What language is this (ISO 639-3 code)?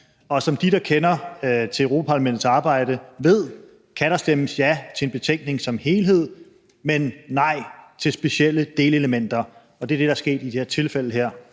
dan